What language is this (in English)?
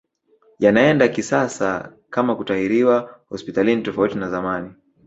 Swahili